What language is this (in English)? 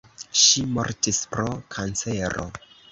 Esperanto